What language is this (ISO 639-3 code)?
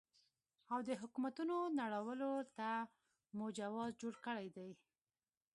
pus